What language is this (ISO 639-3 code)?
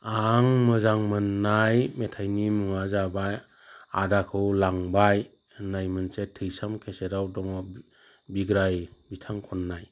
brx